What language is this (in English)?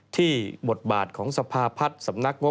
Thai